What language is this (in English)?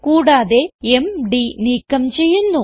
Malayalam